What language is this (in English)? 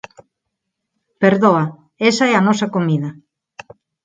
Galician